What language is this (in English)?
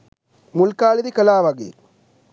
Sinhala